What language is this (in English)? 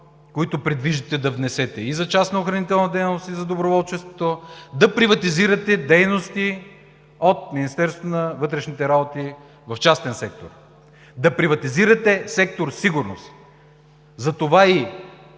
Bulgarian